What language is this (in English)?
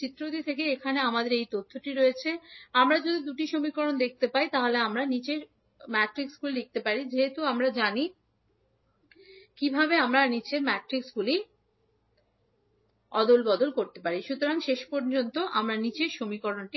Bangla